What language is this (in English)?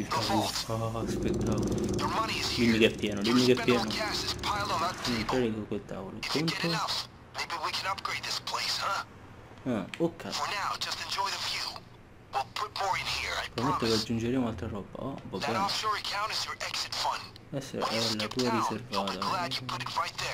Italian